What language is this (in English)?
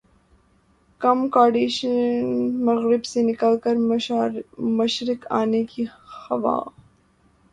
Urdu